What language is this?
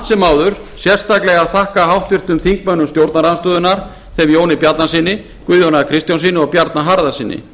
Icelandic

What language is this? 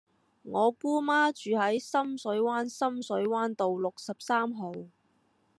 Cantonese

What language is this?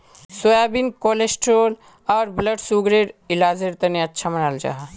Magahi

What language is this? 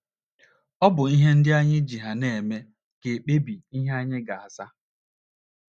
Igbo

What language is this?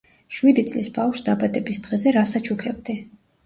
Georgian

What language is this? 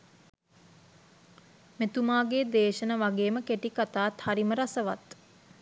Sinhala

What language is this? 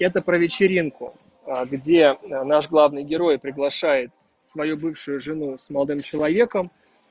Russian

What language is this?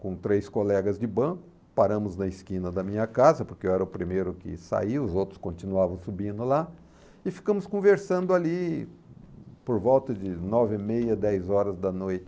Portuguese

